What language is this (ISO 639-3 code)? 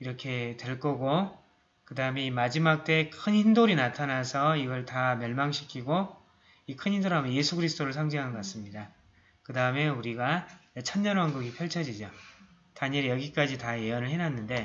kor